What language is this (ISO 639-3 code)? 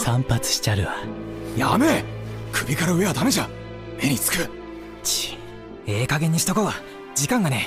jpn